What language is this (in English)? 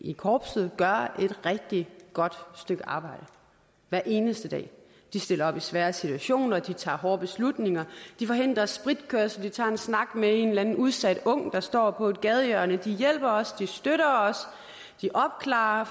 Danish